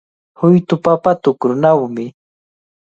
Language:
Cajatambo North Lima Quechua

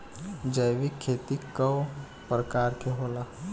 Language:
Bhojpuri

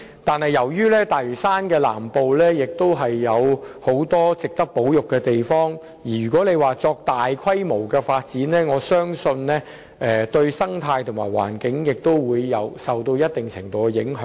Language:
Cantonese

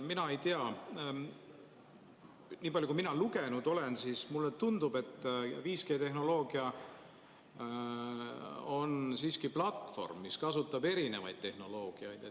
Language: Estonian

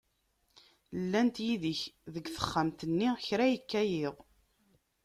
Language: Kabyle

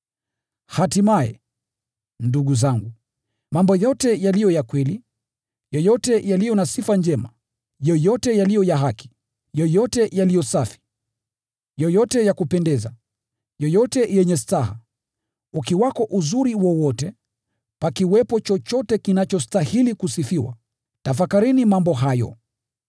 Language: Swahili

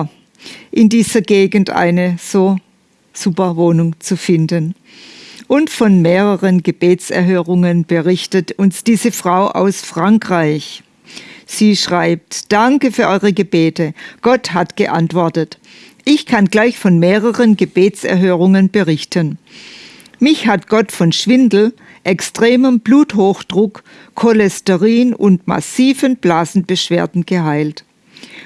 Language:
German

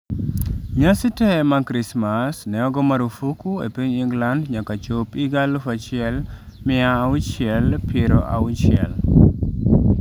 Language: Luo (Kenya and Tanzania)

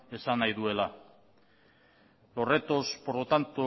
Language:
Spanish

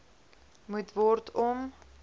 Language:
Afrikaans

